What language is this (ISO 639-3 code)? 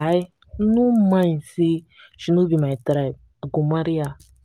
pcm